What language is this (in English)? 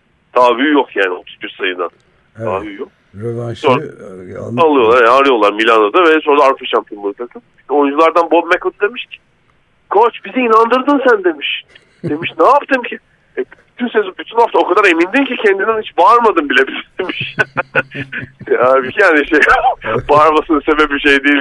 Turkish